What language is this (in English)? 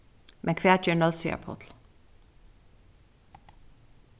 Faroese